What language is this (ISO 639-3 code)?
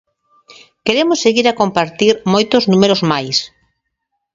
glg